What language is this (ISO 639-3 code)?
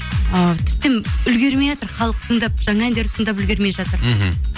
kaz